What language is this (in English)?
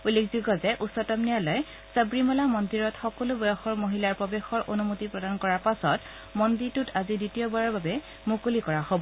Assamese